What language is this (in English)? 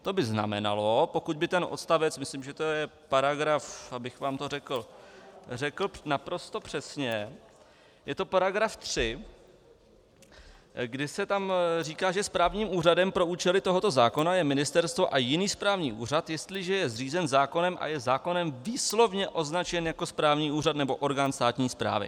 Czech